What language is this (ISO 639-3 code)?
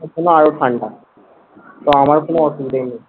ben